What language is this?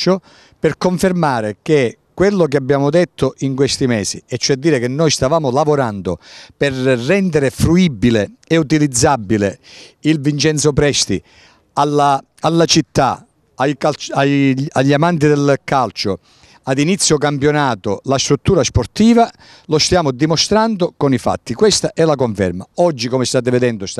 Italian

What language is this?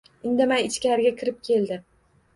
Uzbek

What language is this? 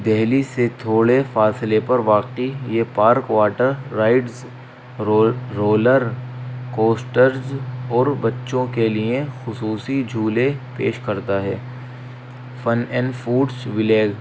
Urdu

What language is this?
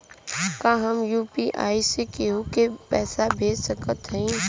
Bhojpuri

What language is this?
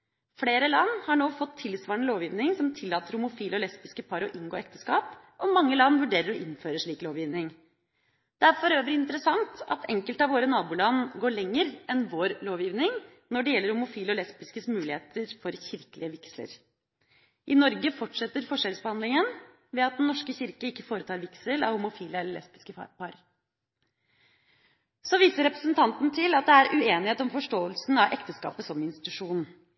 Norwegian Bokmål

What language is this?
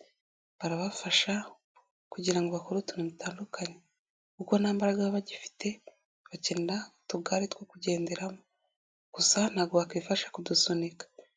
Kinyarwanda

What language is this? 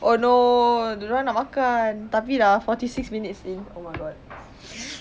English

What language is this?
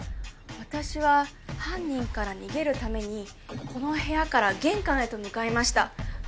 Japanese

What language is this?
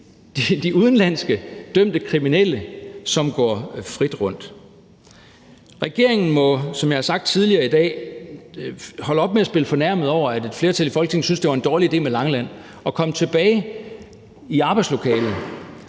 Danish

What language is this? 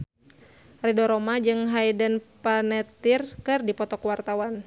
Sundanese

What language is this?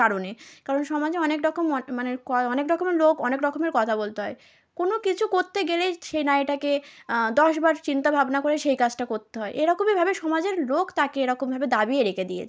Bangla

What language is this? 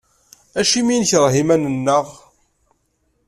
Kabyle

